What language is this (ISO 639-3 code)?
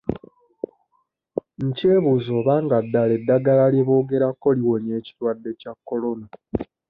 lug